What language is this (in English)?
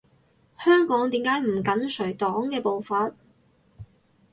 Cantonese